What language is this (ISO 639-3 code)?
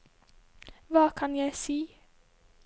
nor